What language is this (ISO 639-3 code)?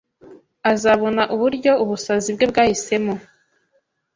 kin